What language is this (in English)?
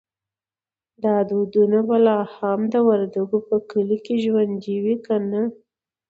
Pashto